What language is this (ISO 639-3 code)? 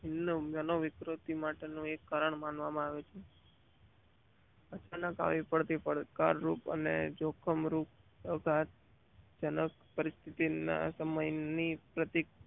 guj